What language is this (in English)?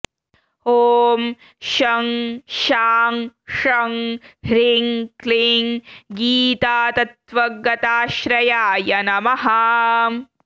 Sanskrit